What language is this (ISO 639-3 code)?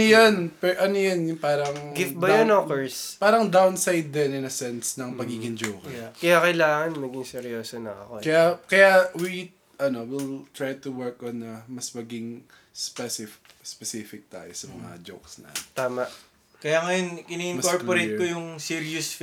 fil